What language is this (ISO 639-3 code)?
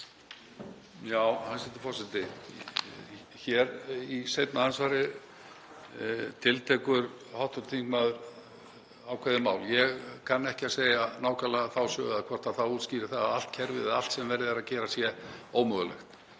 isl